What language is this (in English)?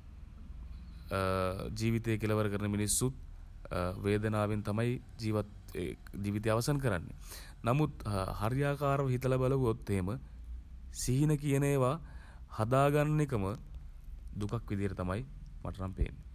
Sinhala